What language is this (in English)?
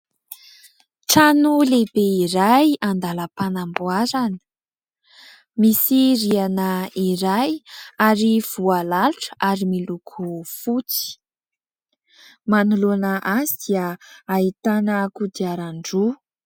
Malagasy